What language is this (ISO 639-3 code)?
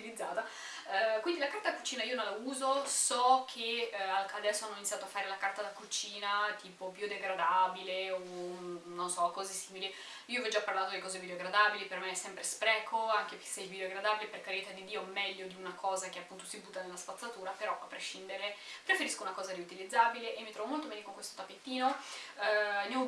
ita